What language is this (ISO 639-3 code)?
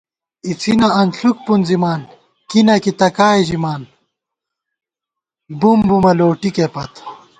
gwt